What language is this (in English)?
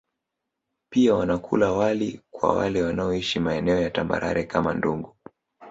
Swahili